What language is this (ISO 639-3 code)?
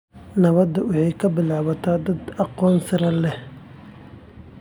som